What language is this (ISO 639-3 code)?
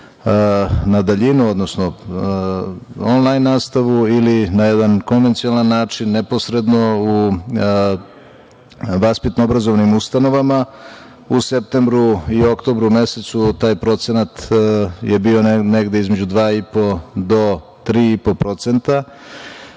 srp